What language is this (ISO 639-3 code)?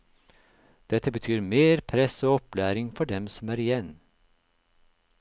nor